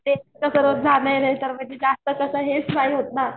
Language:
Marathi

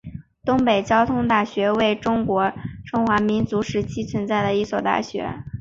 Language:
Chinese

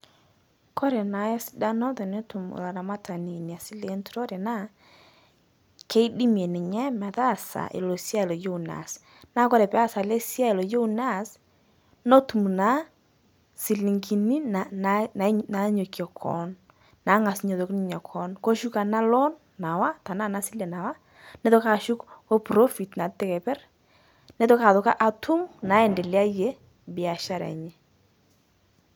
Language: Masai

